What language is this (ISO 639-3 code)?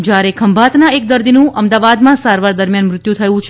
guj